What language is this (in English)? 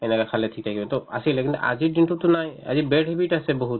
Assamese